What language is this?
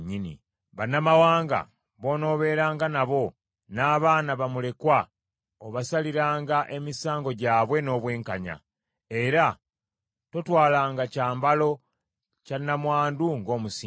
Ganda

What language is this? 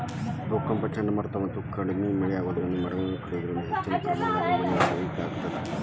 Kannada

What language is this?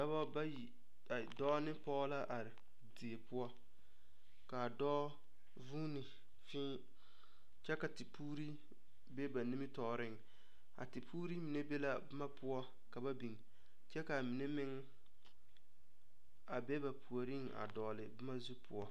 Southern Dagaare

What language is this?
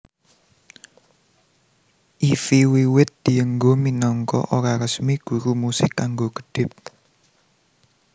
Javanese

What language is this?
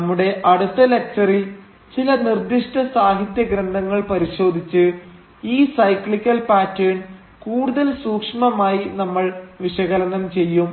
Malayalam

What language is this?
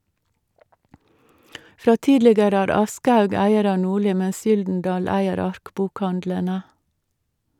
Norwegian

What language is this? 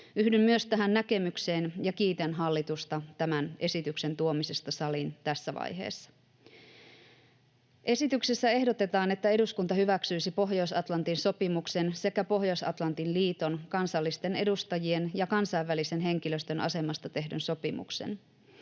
Finnish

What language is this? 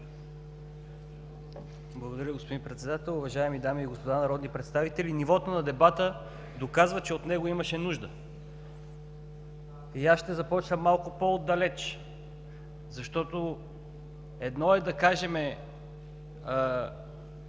Bulgarian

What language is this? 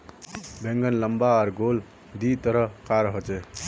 Magahi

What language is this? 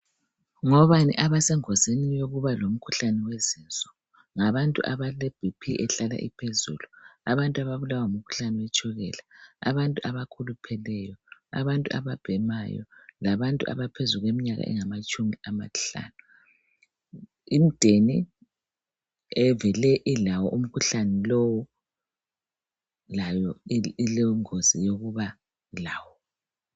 North Ndebele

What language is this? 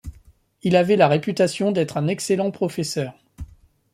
French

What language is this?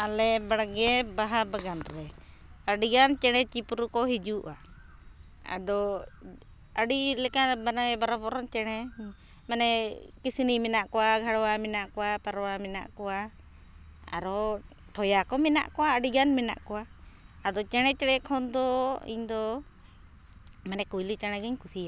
Santali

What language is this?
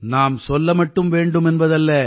Tamil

